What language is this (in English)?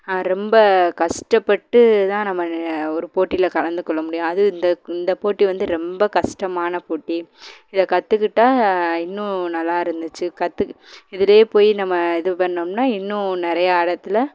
Tamil